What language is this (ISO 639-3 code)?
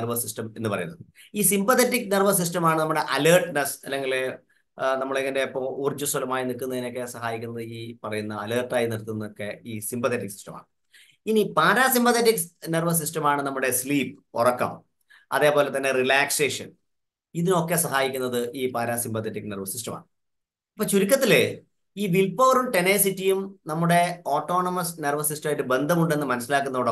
mal